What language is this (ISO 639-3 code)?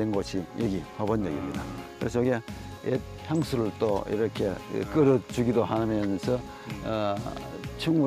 kor